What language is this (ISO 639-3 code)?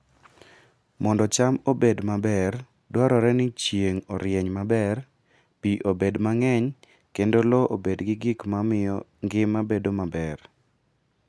luo